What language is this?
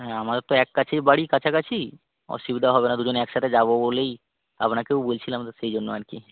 Bangla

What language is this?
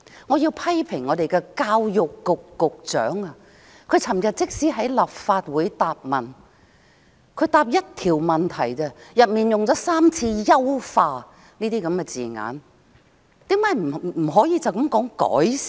Cantonese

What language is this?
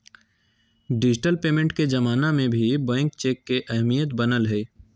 Magahi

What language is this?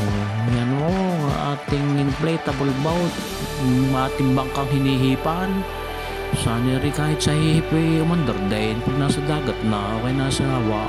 Filipino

